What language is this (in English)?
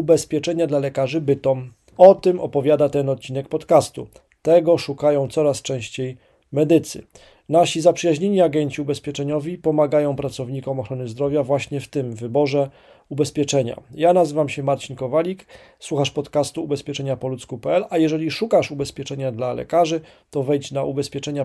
Polish